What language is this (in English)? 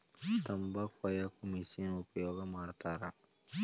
Kannada